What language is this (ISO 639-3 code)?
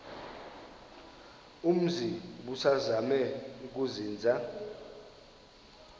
xho